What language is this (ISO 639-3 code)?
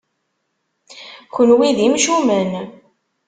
kab